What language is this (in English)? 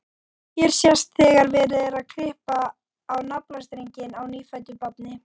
Icelandic